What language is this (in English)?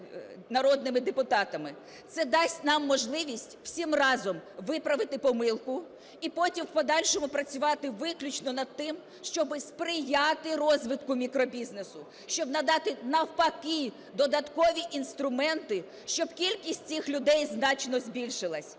Ukrainian